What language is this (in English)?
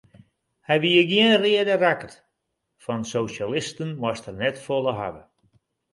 Western Frisian